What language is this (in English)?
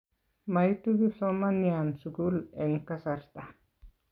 Kalenjin